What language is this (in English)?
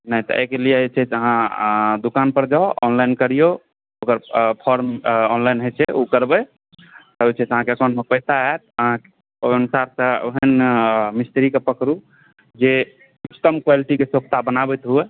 Maithili